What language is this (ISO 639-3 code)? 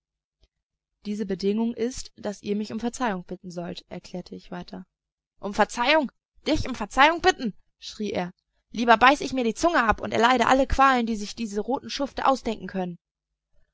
deu